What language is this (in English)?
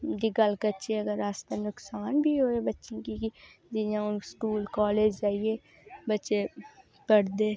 Dogri